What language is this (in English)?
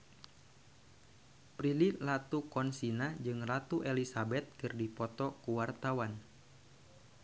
Sundanese